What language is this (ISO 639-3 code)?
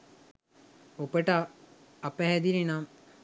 sin